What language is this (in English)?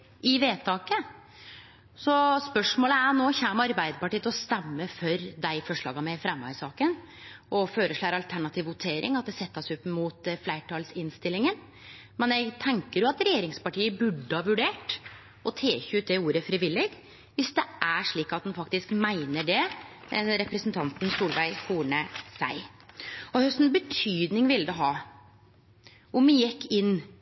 Norwegian Nynorsk